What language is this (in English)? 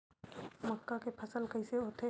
Chhattisgarhi